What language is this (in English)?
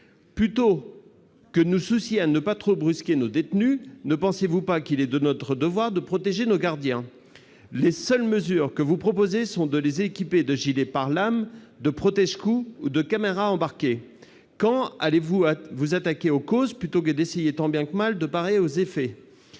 French